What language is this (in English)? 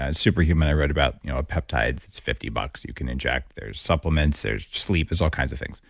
English